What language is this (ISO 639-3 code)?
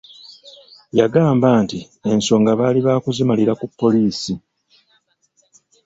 lug